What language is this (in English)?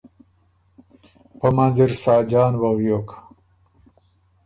Ormuri